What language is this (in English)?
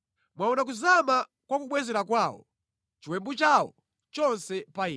Nyanja